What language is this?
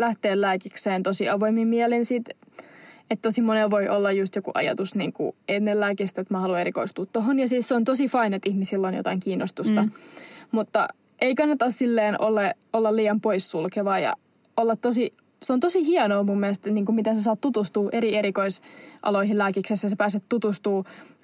Finnish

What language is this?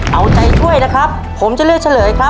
Thai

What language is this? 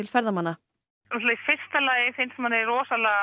Icelandic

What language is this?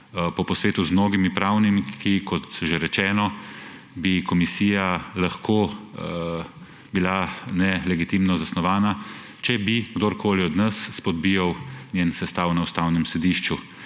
Slovenian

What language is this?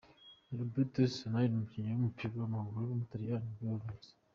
Kinyarwanda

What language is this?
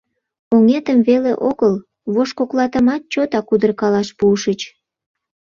Mari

